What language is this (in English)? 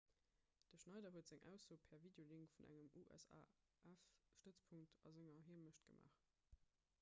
Luxembourgish